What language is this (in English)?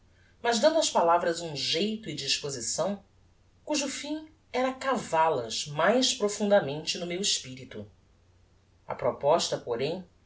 Portuguese